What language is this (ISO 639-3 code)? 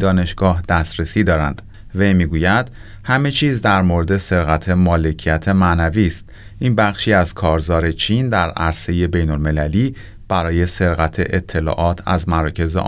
fas